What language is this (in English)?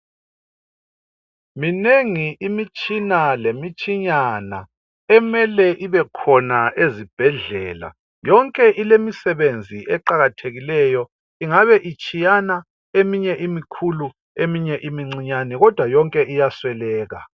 North Ndebele